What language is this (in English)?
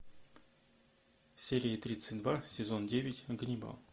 Russian